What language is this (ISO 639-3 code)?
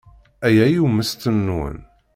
kab